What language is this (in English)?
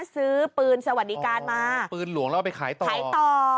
Thai